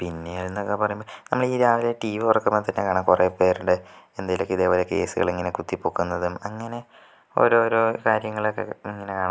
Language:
Malayalam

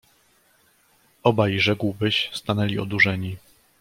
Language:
Polish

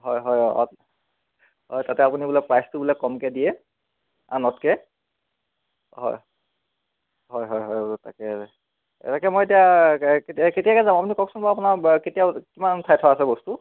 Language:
Assamese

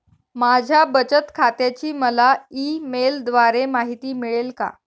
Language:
Marathi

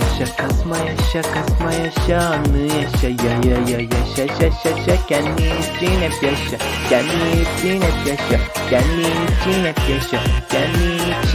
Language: Turkish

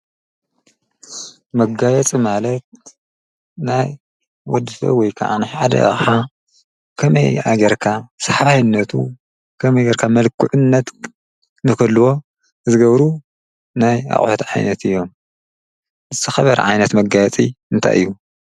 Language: Tigrinya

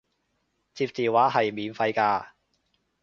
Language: Cantonese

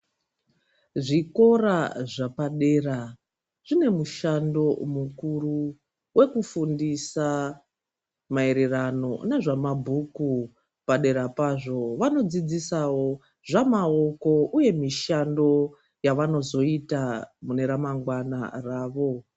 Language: Ndau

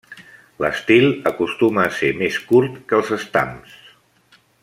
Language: Catalan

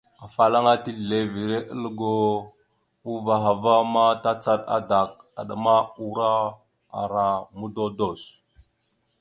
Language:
Mada (Cameroon)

